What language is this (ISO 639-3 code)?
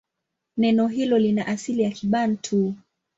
swa